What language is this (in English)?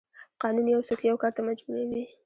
Pashto